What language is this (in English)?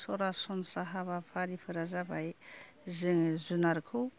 Bodo